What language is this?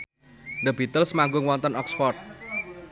Javanese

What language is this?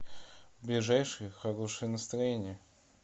Russian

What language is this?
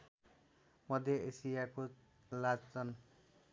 Nepali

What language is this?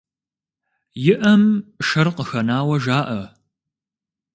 Kabardian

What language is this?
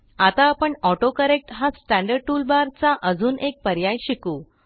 Marathi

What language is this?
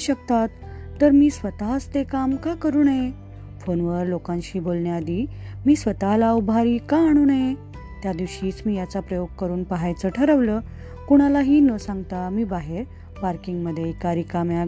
Marathi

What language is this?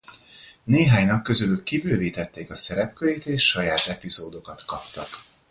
Hungarian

